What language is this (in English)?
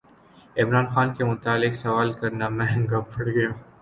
Urdu